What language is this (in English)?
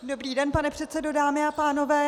Czech